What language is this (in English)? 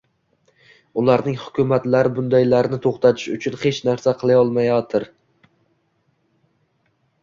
Uzbek